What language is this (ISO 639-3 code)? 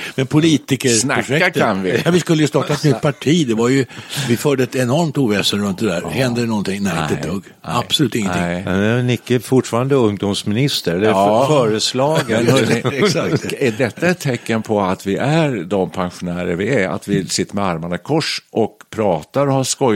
swe